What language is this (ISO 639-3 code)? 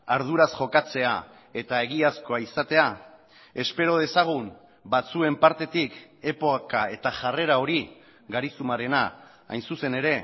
eus